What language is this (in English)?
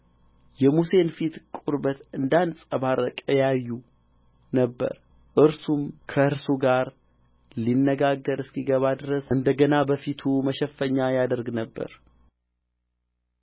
Amharic